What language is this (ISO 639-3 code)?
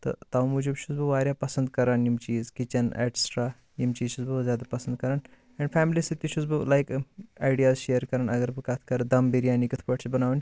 kas